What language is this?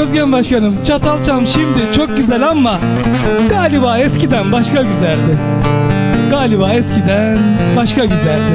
Turkish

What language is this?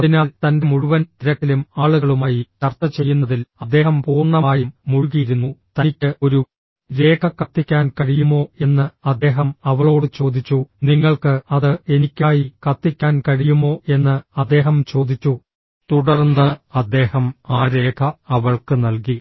Malayalam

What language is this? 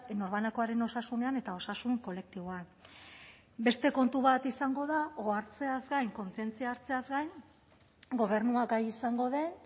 Basque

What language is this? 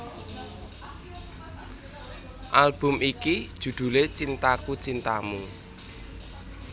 Javanese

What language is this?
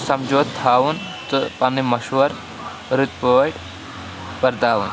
Kashmiri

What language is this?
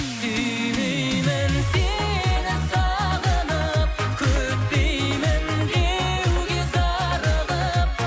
Kazakh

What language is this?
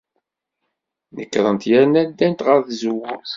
Kabyle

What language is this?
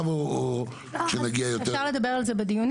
Hebrew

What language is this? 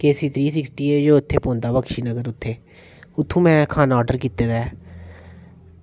Dogri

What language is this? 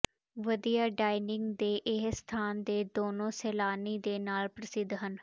Punjabi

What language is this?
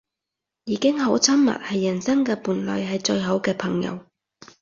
Cantonese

